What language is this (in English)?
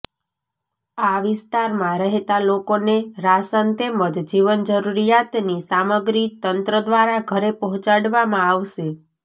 Gujarati